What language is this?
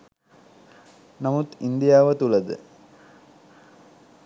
Sinhala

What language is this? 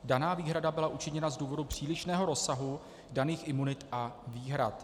Czech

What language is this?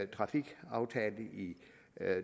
Danish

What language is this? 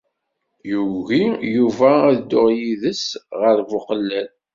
Kabyle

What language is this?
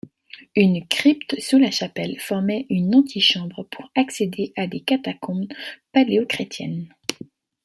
French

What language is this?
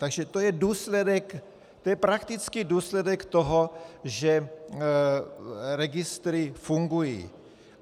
Czech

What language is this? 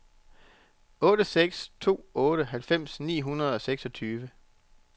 Danish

